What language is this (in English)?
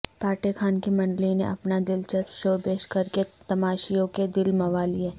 Urdu